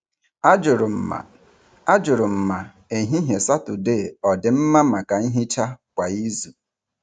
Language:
Igbo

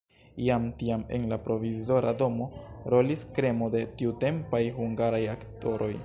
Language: Esperanto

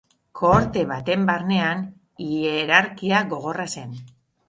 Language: Basque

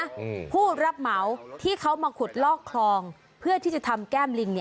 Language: Thai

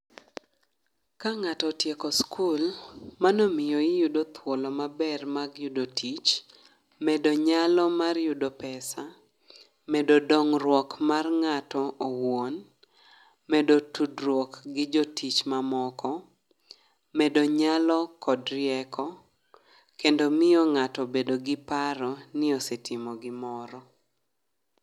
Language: Luo (Kenya and Tanzania)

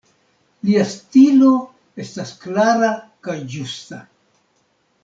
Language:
Esperanto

